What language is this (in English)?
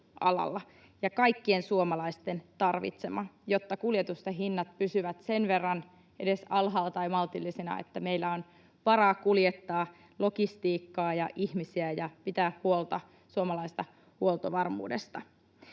Finnish